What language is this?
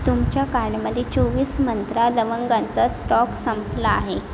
Marathi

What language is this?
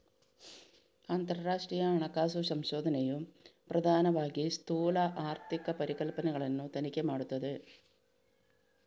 Kannada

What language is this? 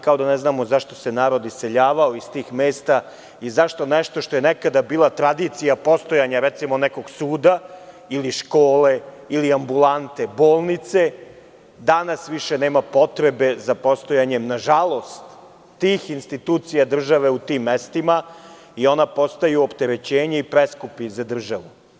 Serbian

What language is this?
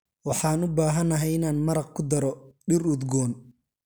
Somali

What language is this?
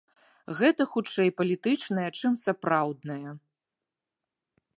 Belarusian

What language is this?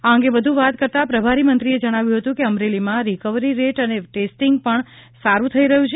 Gujarati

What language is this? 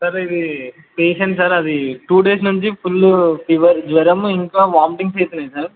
Telugu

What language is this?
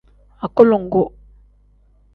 Tem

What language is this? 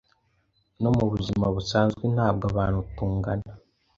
Kinyarwanda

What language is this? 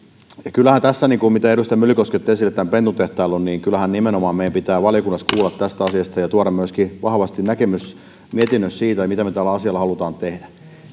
Finnish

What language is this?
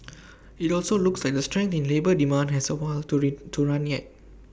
English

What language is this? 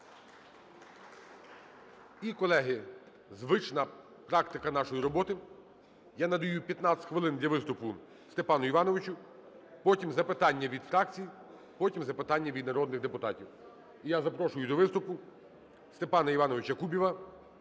Ukrainian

